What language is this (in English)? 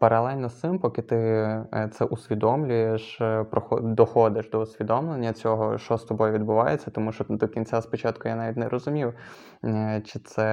Ukrainian